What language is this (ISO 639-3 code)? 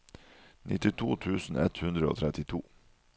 nor